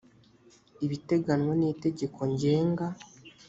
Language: Kinyarwanda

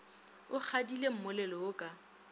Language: Northern Sotho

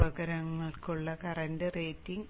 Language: Malayalam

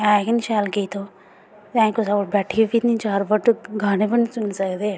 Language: Dogri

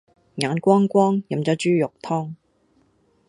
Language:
Cantonese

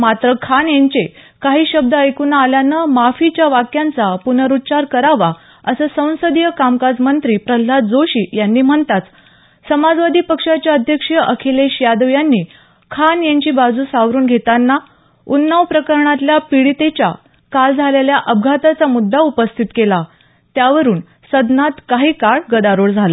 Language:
Marathi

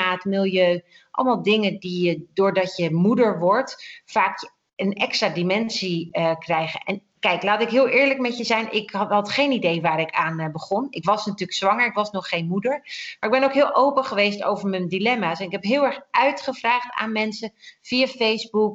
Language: Dutch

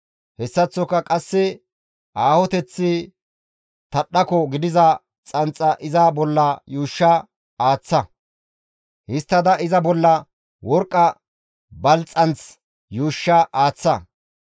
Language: Gamo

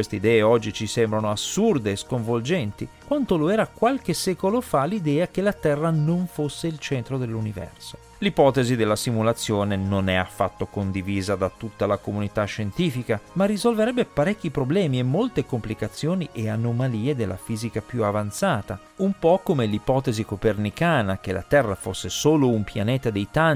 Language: Italian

